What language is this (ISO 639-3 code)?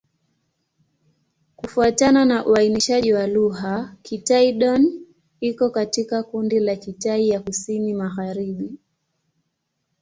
swa